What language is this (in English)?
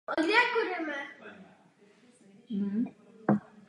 Czech